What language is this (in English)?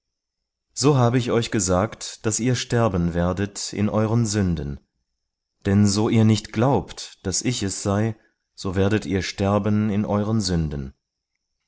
German